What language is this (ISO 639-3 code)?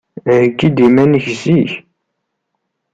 kab